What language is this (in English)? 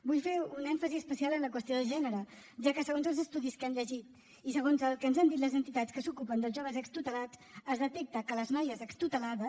Catalan